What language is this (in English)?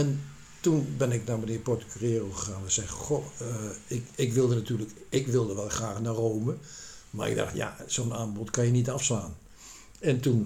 Dutch